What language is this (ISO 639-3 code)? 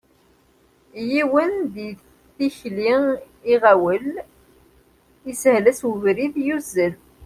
kab